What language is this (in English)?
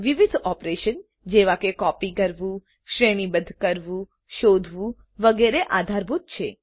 Gujarati